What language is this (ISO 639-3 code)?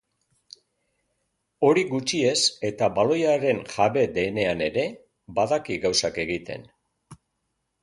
eus